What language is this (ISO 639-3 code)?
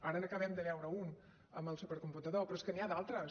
cat